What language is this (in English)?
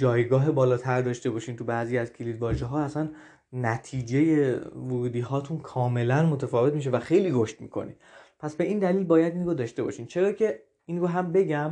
Persian